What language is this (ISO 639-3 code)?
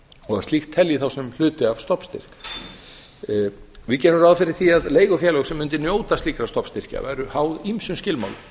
isl